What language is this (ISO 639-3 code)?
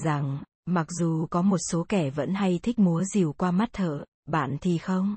vie